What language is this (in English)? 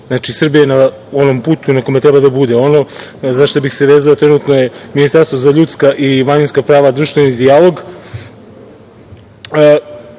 Serbian